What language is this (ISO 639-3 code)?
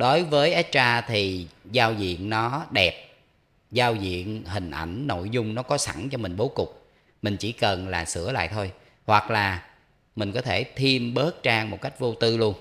vie